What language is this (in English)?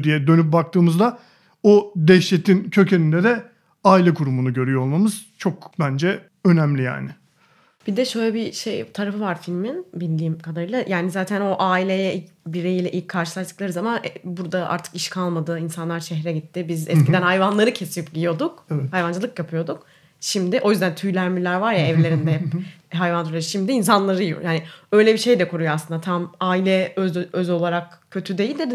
Turkish